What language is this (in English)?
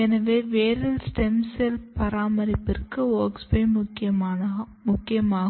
Tamil